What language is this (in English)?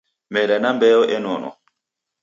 Taita